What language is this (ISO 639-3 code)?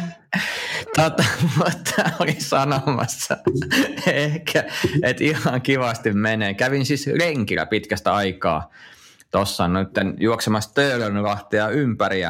fin